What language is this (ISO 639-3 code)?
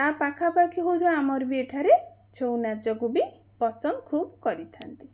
ori